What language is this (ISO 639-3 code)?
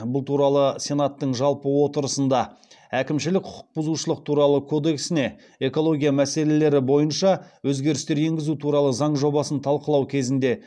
kaz